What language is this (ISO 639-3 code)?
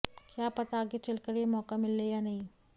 hin